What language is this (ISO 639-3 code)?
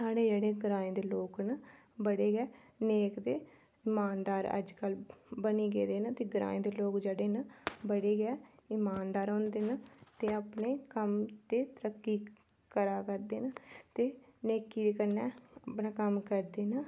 doi